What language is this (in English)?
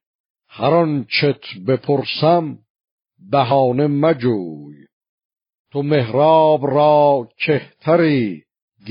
Persian